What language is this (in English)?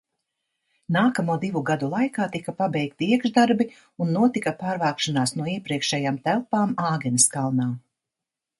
Latvian